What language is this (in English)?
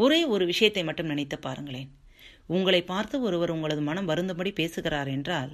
Tamil